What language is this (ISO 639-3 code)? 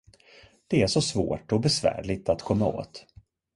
swe